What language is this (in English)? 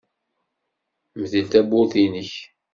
Kabyle